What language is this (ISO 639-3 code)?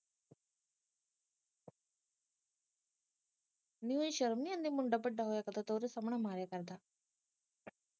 pan